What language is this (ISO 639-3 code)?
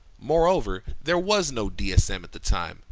eng